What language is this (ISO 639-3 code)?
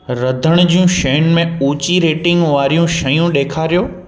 snd